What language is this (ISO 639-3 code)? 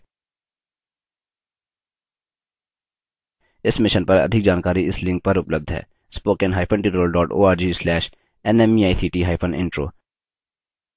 hin